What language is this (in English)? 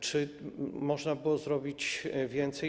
Polish